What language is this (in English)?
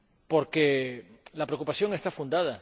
Spanish